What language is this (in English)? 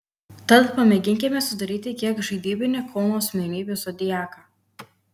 Lithuanian